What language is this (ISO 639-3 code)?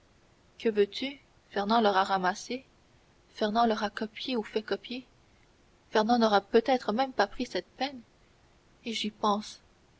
fra